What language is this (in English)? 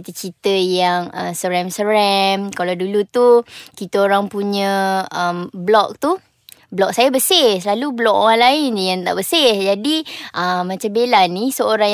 Malay